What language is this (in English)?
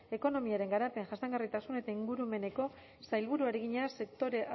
Basque